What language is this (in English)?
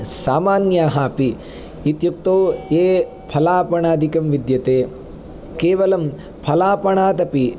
Sanskrit